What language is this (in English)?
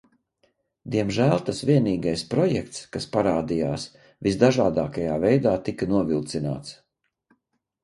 Latvian